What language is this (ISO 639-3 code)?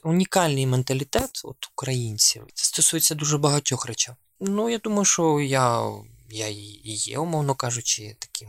ukr